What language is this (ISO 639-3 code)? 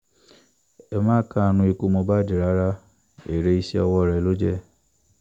yor